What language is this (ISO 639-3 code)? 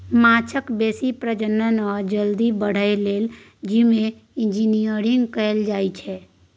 mai